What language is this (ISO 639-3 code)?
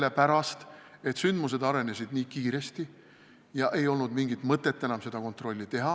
est